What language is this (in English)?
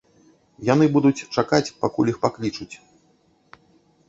Belarusian